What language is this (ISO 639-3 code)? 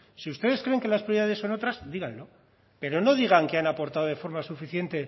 spa